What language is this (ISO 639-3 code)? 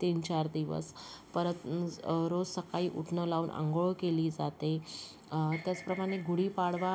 mar